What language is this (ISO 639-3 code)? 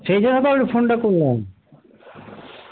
ben